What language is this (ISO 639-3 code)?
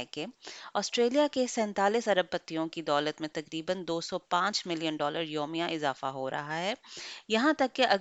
urd